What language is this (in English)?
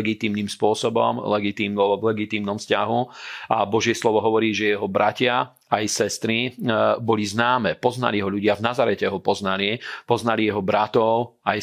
Slovak